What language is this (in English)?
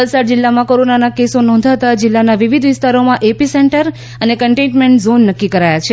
Gujarati